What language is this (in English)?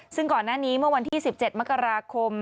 Thai